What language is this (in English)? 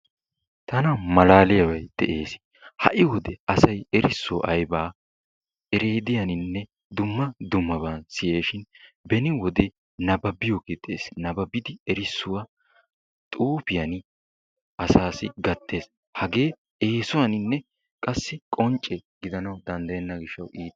Wolaytta